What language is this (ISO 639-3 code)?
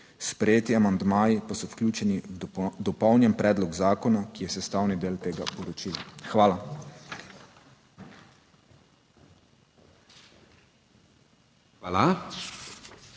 slv